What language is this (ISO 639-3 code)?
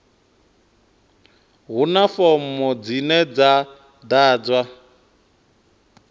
ven